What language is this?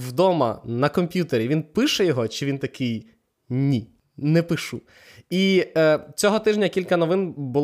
Ukrainian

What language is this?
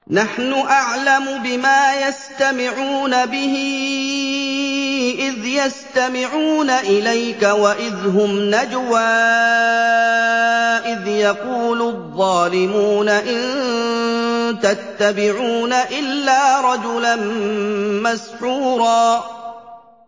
Arabic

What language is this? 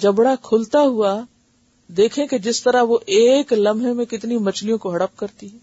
Urdu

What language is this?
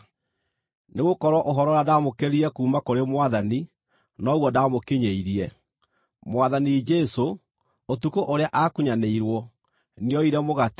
Kikuyu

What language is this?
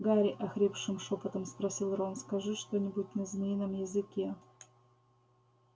Russian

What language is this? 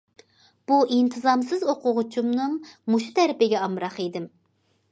Uyghur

